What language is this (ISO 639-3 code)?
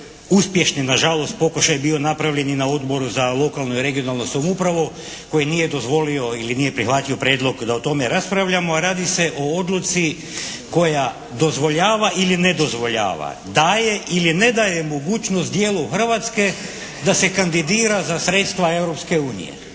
hrv